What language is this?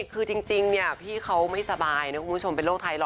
Thai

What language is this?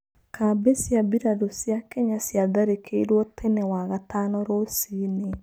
Kikuyu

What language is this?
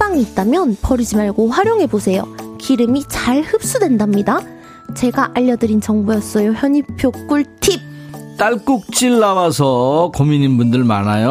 Korean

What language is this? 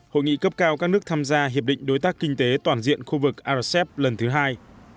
Vietnamese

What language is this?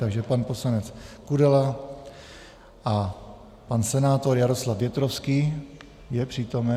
Czech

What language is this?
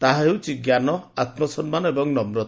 Odia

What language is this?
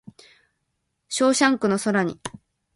Japanese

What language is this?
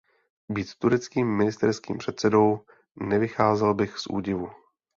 Czech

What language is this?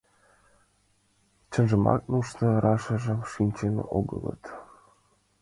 Mari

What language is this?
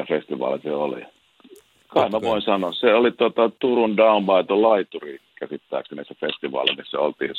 Finnish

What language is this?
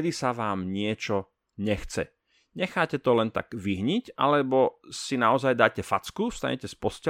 Slovak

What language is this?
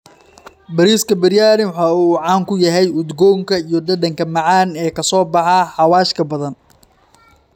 Somali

